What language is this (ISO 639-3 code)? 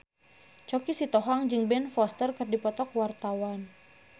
sun